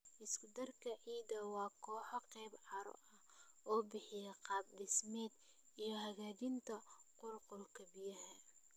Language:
Somali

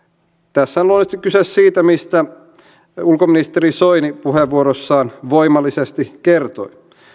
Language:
Finnish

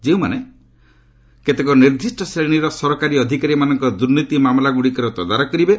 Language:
Odia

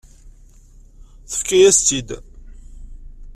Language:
Kabyle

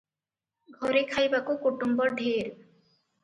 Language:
Odia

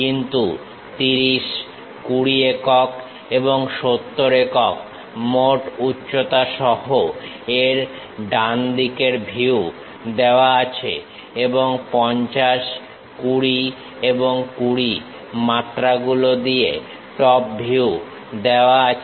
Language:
Bangla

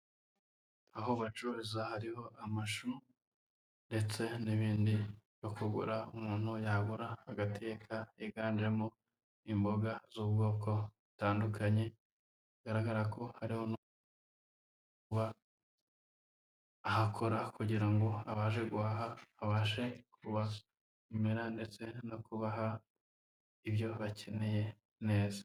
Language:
Kinyarwanda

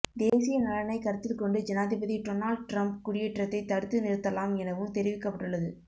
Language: Tamil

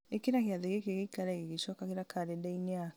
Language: Kikuyu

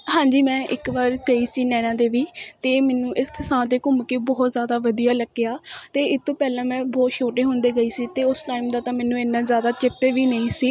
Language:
Punjabi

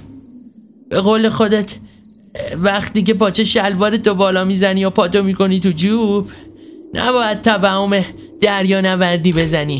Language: Persian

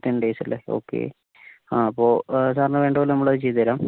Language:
Malayalam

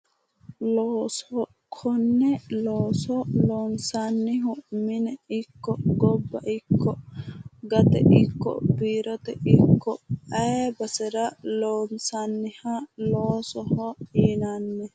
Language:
Sidamo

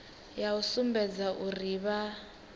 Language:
Venda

